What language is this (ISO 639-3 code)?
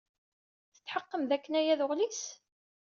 kab